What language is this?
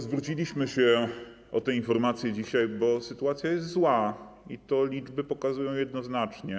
Polish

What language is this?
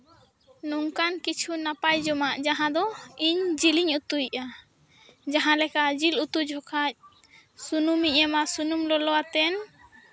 Santali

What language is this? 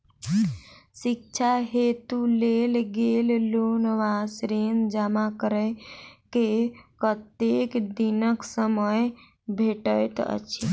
Maithili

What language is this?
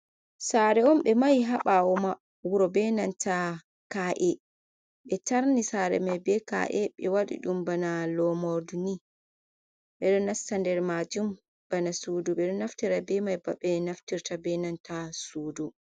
Fula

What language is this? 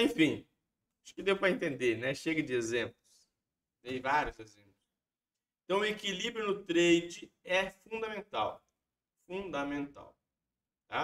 Portuguese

